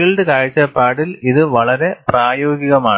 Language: Malayalam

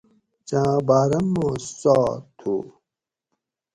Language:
Gawri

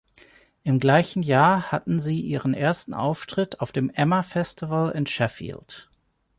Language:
German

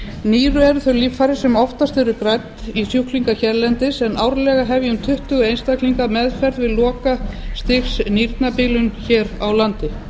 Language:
Icelandic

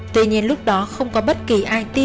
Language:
Vietnamese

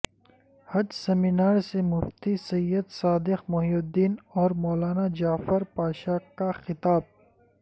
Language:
Urdu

